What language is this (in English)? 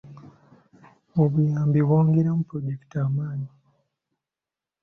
Ganda